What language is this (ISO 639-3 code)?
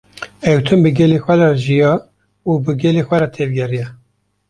kur